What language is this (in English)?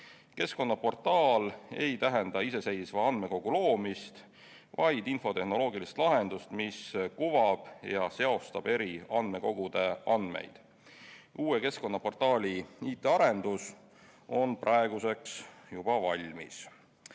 Estonian